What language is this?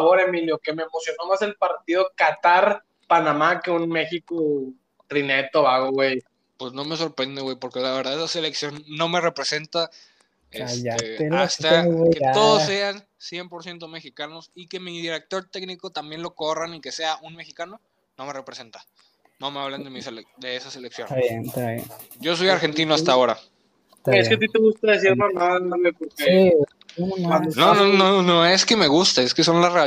Spanish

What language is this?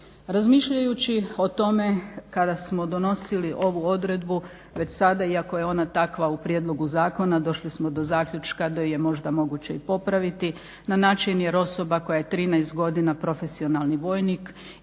Croatian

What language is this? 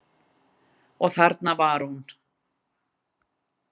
Icelandic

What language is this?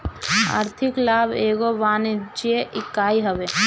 Bhojpuri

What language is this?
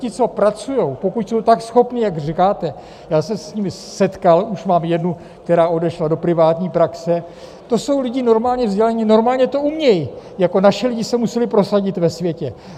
Czech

